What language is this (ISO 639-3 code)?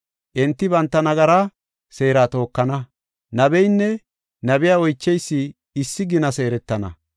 gof